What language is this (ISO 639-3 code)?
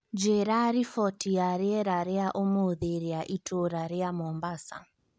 kik